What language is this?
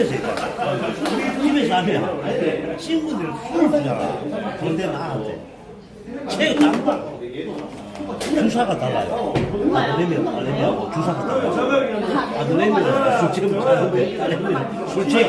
Korean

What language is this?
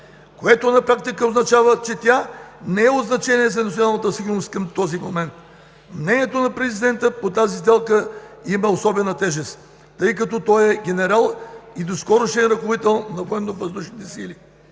Bulgarian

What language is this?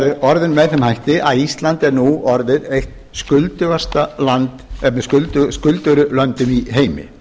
Icelandic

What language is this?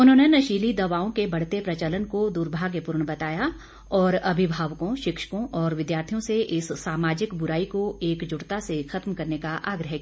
Hindi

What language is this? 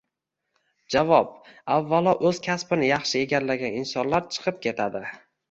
Uzbek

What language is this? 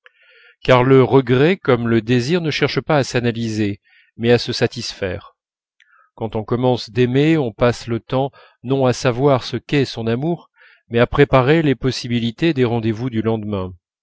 French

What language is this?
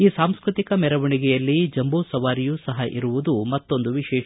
Kannada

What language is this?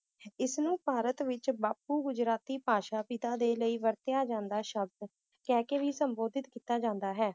Punjabi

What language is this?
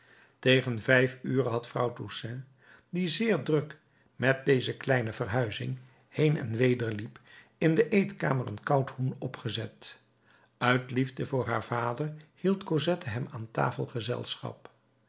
Dutch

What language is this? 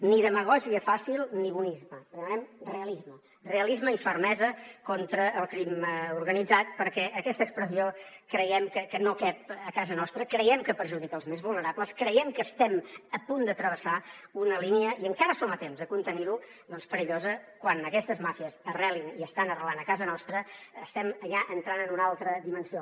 Catalan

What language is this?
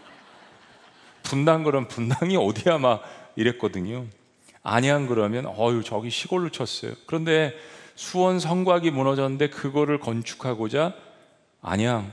Korean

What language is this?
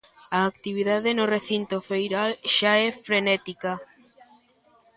Galician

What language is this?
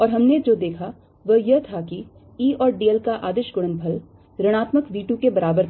Hindi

